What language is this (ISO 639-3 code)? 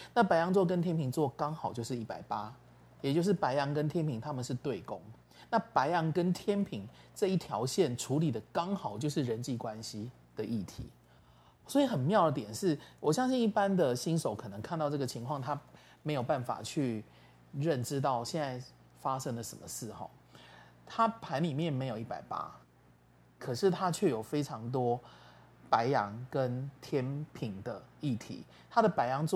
zho